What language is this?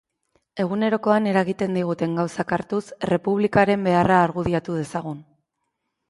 Basque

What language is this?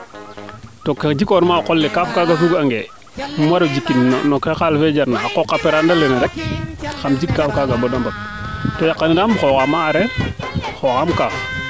Serer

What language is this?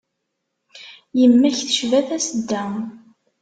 Kabyle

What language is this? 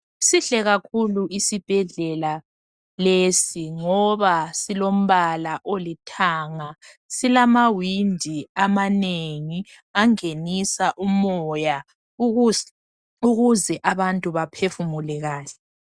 North Ndebele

